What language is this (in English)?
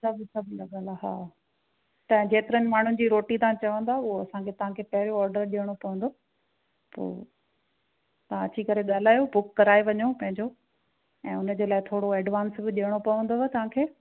Sindhi